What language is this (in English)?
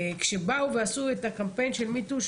Hebrew